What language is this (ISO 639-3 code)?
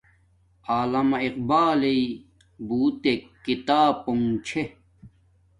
dmk